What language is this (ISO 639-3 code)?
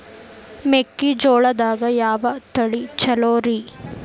kan